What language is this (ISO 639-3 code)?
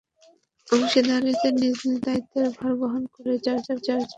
ben